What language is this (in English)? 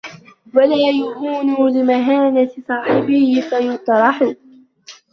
Arabic